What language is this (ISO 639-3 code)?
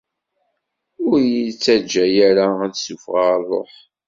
kab